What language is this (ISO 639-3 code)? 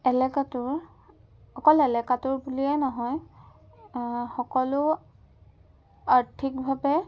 asm